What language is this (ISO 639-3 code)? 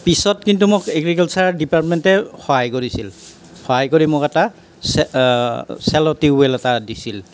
asm